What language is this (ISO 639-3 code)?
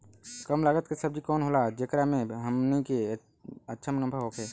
bho